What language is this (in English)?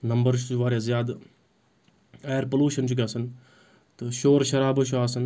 Kashmiri